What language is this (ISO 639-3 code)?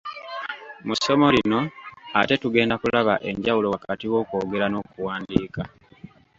lug